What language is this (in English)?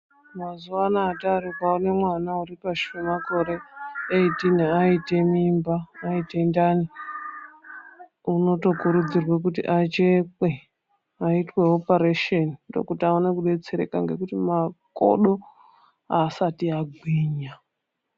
Ndau